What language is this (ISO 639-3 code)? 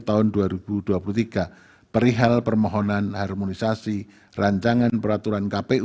ind